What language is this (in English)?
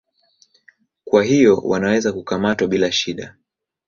Swahili